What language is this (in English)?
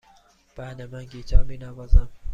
Persian